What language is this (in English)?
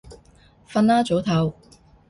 Cantonese